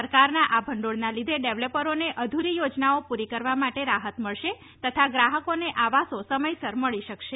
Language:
Gujarati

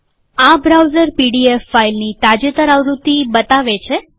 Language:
Gujarati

